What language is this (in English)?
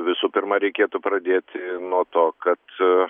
Lithuanian